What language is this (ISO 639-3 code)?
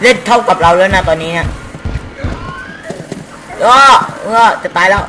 tha